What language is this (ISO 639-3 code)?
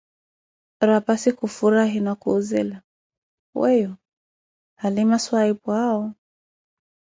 eko